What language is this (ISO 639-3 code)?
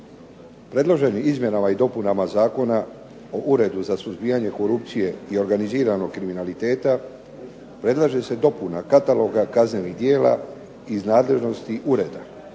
hrv